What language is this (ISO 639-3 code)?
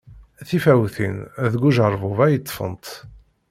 kab